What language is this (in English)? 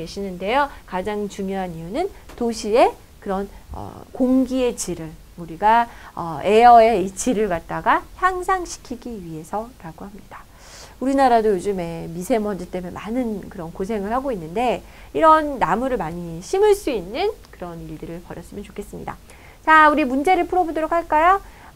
Korean